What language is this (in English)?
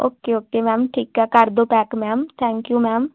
Punjabi